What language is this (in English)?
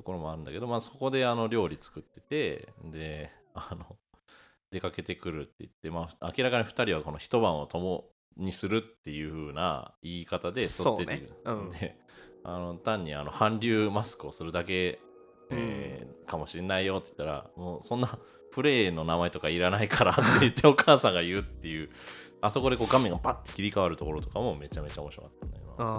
Japanese